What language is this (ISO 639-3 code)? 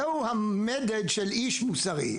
heb